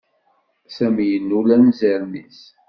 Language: Kabyle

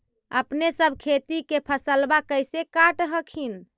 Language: Magahi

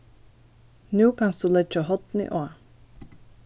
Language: Faroese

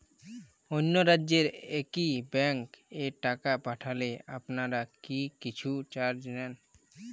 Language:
Bangla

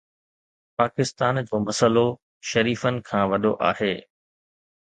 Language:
Sindhi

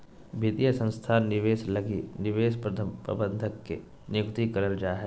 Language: Magahi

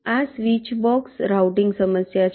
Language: Gujarati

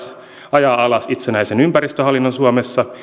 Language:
Finnish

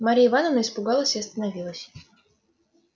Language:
Russian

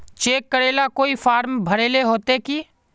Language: Magahi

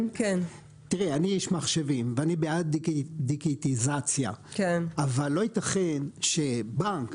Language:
Hebrew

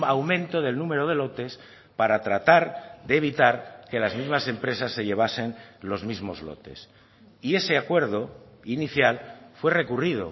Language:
Spanish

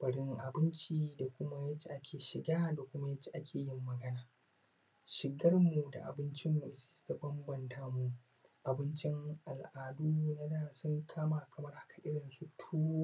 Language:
Hausa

